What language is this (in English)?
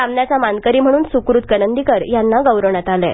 Marathi